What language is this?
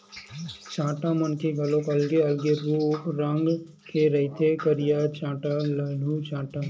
Chhattisgarhi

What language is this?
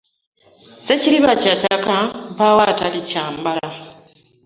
Ganda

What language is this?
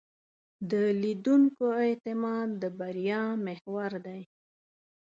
Pashto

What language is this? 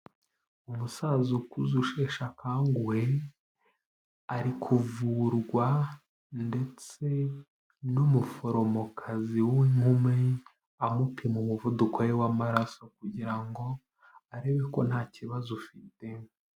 Kinyarwanda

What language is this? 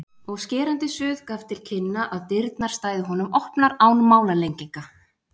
Icelandic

